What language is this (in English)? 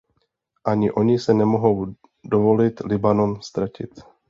Czech